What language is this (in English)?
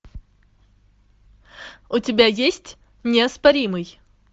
Russian